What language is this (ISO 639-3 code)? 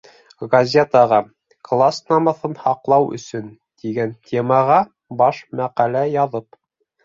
bak